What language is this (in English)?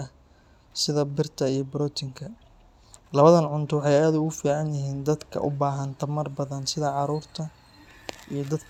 Somali